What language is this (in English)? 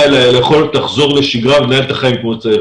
Hebrew